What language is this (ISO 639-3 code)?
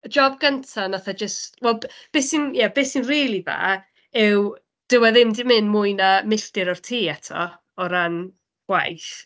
cym